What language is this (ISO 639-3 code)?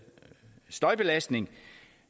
dan